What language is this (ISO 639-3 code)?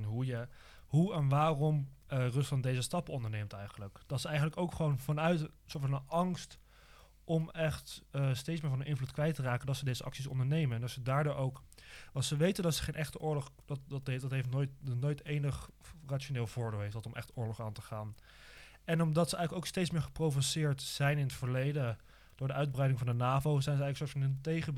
nld